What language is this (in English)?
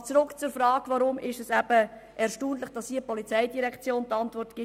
Swiss German